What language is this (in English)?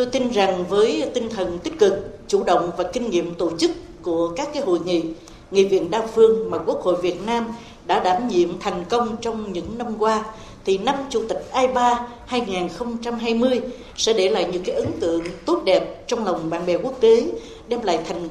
Vietnamese